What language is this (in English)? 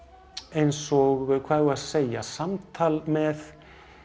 Icelandic